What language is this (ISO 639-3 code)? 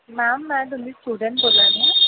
doi